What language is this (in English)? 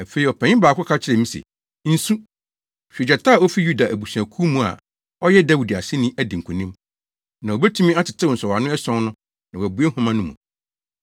Akan